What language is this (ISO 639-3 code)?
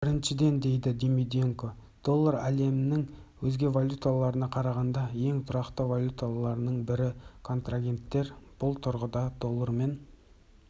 kaz